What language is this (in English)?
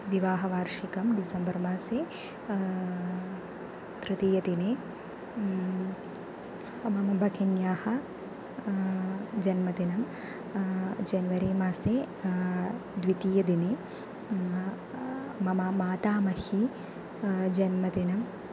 Sanskrit